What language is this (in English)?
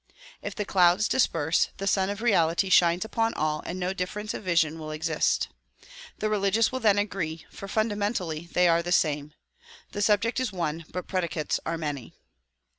English